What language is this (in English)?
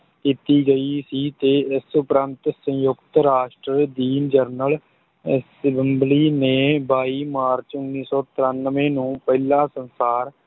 Punjabi